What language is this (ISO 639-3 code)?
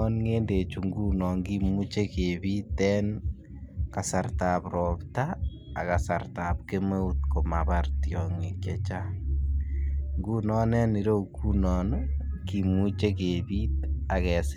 kln